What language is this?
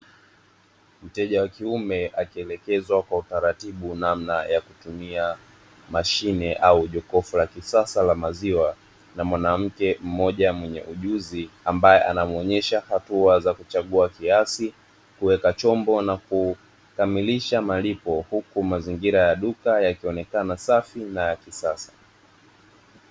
Swahili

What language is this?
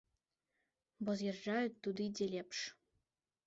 Belarusian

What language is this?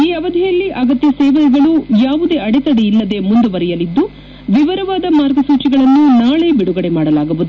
Kannada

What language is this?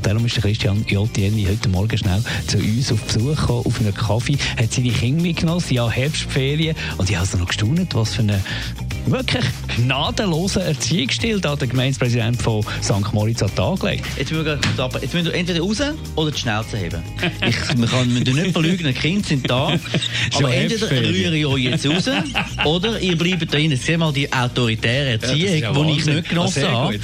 German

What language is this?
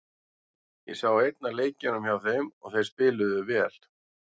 Icelandic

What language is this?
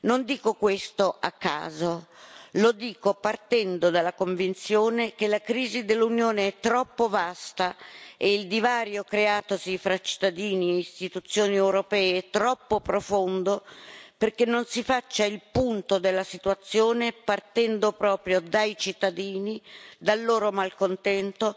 Italian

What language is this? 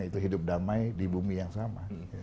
Indonesian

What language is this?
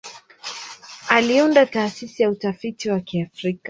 Swahili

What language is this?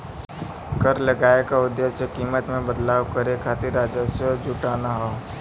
Bhojpuri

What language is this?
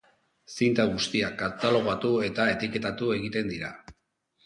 Basque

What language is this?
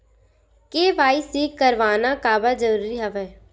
Chhattisgarhi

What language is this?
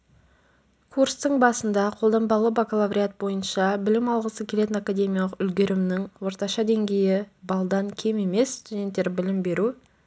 Kazakh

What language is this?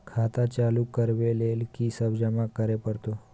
Maithili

